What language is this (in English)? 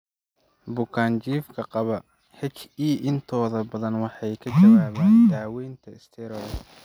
Somali